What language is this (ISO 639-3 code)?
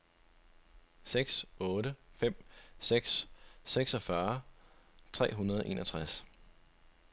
dan